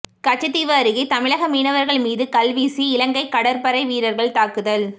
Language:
Tamil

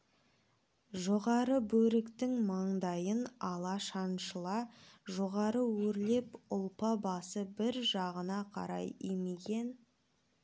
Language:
Kazakh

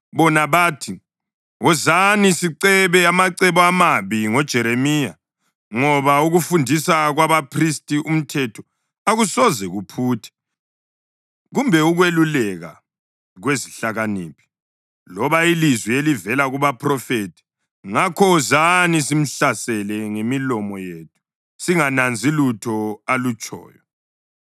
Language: North Ndebele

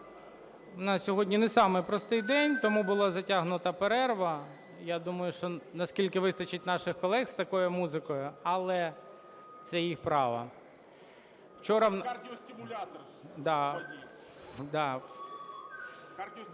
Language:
Ukrainian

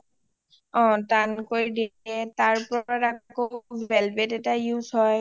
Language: Assamese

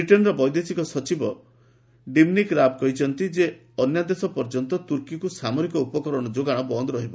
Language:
Odia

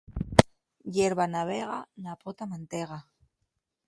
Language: Asturian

